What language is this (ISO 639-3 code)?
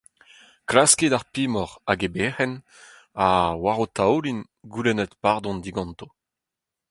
bre